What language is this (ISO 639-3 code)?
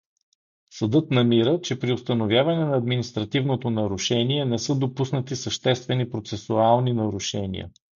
bul